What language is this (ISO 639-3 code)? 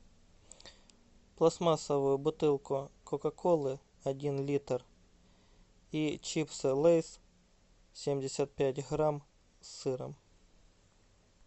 rus